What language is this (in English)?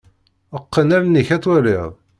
Kabyle